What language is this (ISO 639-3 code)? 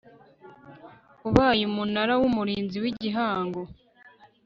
kin